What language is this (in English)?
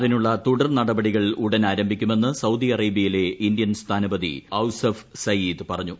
Malayalam